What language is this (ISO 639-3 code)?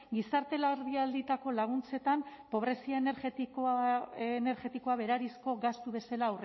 eus